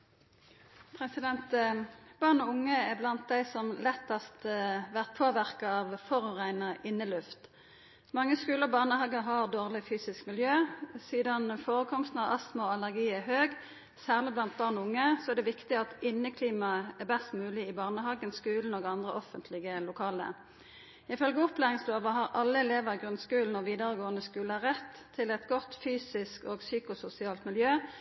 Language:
Norwegian Nynorsk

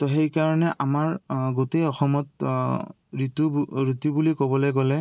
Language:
Assamese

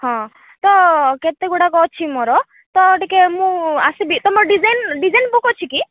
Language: Odia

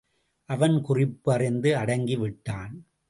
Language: Tamil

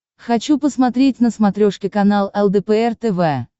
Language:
Russian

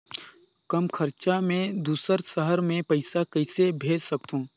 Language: Chhattisgarhi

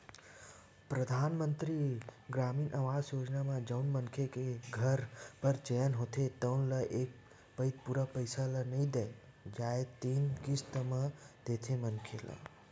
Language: Chhattisgarhi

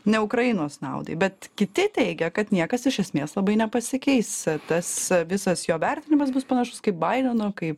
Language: Lithuanian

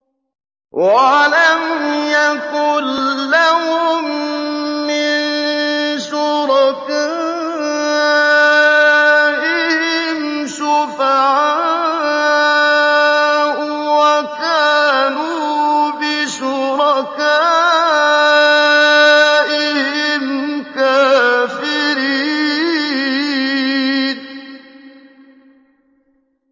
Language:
Arabic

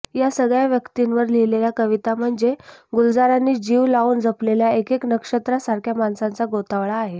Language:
Marathi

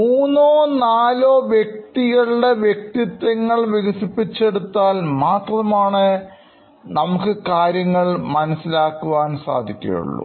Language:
Malayalam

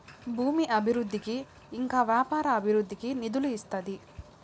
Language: Telugu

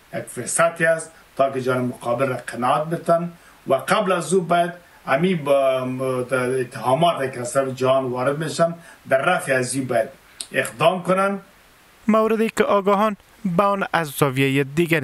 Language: Persian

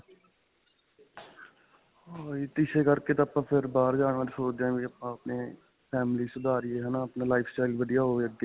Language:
Punjabi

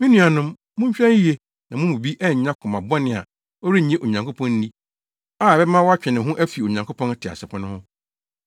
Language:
Akan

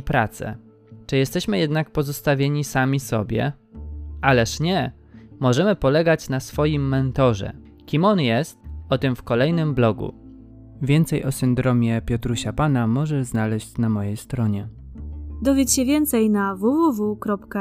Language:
Polish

